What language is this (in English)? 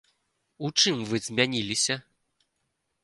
Belarusian